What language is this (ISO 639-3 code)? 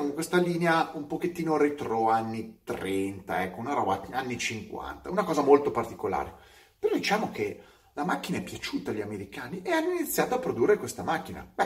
ita